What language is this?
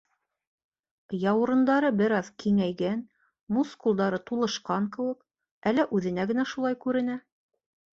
Bashkir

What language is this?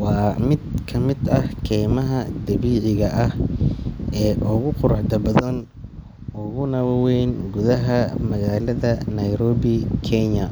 Somali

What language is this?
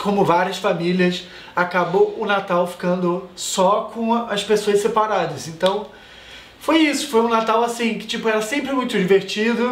Portuguese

